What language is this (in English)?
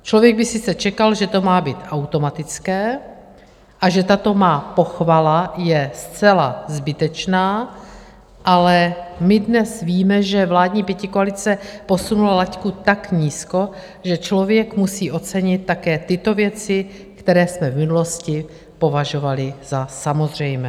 Czech